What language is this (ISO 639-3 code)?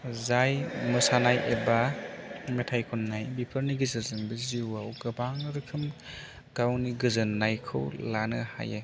brx